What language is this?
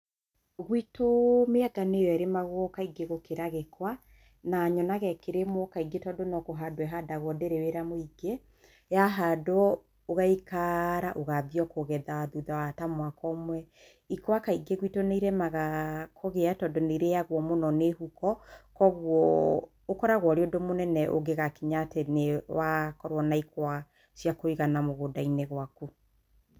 Kikuyu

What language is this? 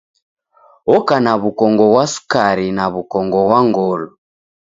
Taita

